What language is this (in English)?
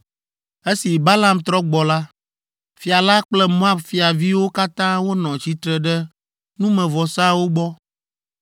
Ewe